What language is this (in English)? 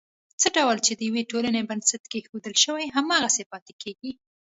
Pashto